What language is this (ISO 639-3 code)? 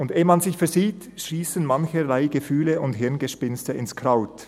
gsw